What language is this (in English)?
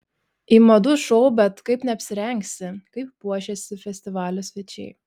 Lithuanian